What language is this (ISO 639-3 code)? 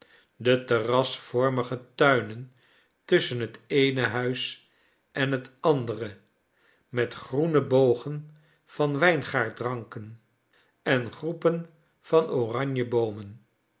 nld